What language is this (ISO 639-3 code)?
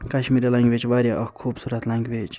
kas